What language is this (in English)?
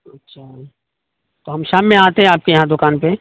Urdu